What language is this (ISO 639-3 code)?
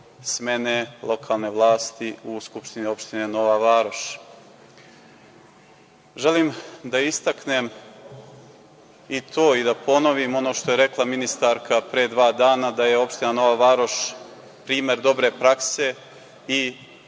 srp